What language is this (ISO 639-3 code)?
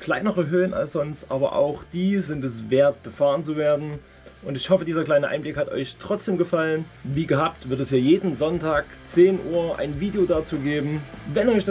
deu